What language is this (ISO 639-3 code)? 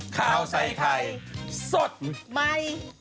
tha